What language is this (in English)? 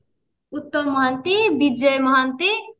Odia